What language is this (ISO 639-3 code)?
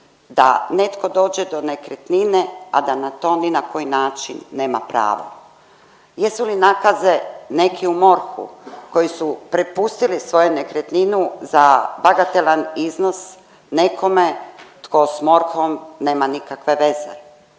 hrv